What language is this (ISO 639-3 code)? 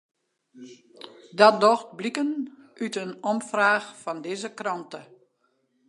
fry